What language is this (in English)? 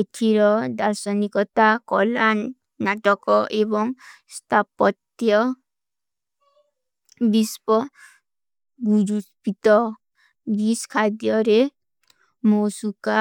Kui (India)